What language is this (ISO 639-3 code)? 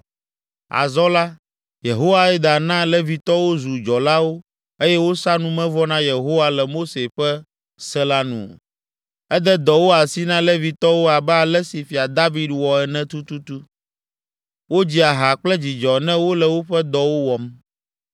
ewe